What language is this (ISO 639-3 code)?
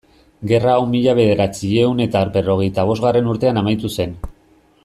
eus